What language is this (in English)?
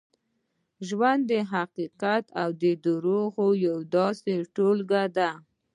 Pashto